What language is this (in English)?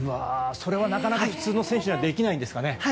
Japanese